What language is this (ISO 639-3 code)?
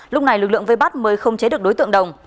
vie